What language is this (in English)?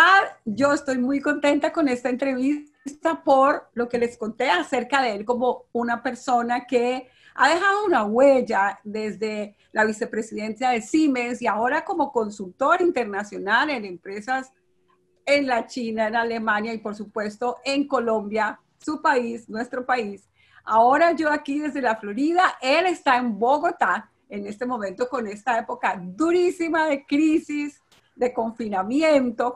Spanish